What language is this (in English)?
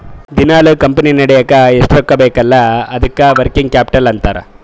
Kannada